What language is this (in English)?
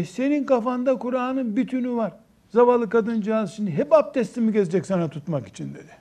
Turkish